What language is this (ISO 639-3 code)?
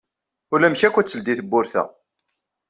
kab